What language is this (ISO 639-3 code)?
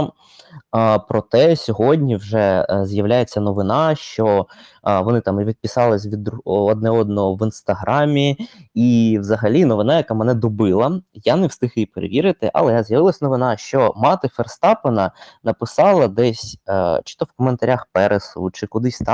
ukr